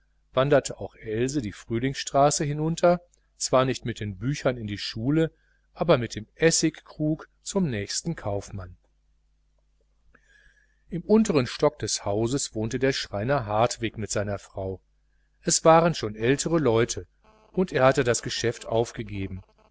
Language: German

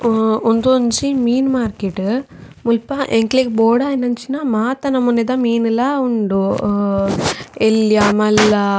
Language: Tulu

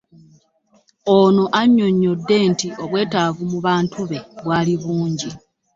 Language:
Ganda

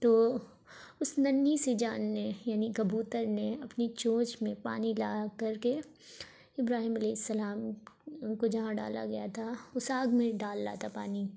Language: Urdu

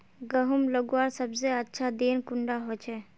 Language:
Magahi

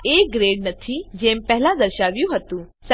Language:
Gujarati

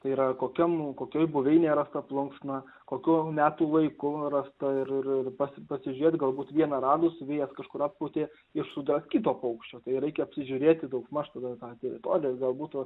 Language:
Lithuanian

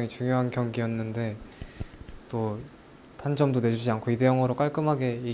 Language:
Korean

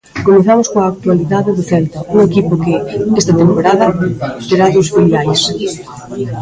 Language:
Galician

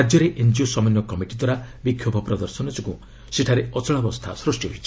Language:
Odia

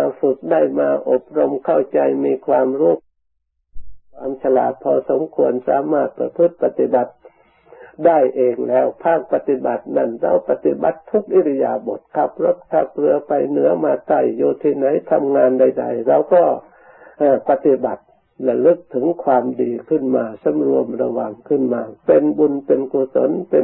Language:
Thai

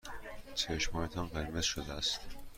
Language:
Persian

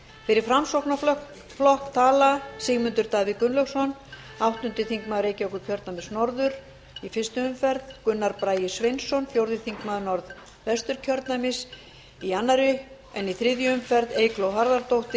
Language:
Icelandic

